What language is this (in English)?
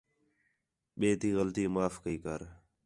Khetrani